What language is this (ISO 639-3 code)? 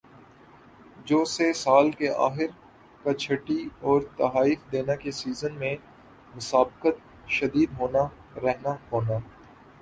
urd